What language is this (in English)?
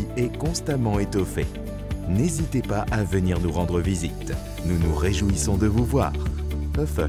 French